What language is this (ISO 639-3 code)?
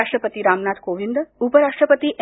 mar